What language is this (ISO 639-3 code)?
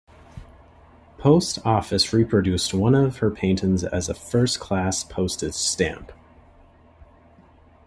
eng